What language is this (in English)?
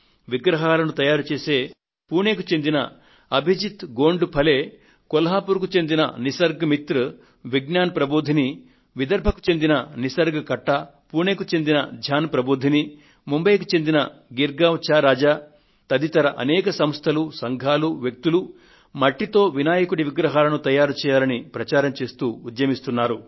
Telugu